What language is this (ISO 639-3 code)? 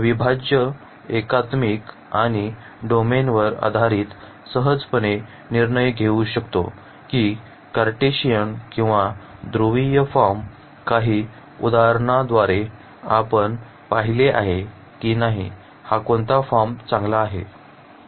mar